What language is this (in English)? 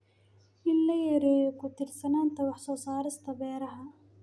Somali